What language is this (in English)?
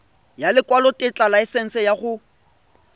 Tswana